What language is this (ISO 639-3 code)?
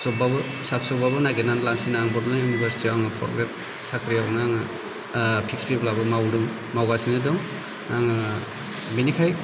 brx